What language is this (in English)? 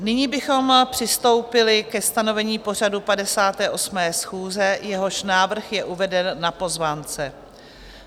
Czech